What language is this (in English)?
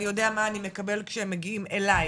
Hebrew